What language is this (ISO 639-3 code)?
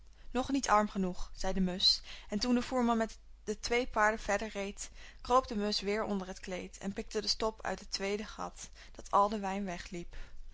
nld